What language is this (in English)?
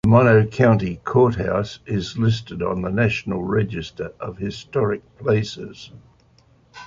English